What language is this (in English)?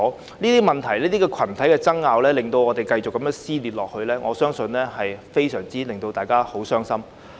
Cantonese